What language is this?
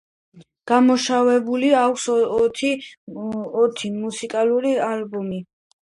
Georgian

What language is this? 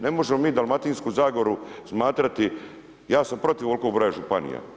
Croatian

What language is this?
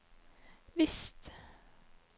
Norwegian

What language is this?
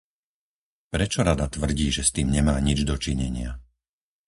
Slovak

